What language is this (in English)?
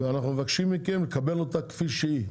Hebrew